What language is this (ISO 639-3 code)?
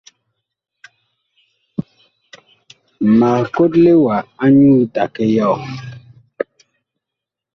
bkh